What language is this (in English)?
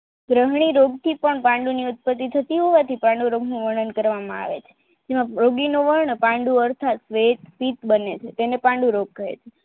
Gujarati